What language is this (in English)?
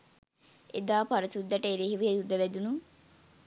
Sinhala